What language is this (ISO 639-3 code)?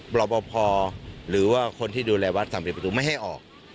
tha